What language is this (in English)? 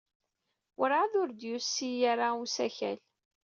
Kabyle